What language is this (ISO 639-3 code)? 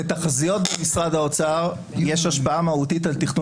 heb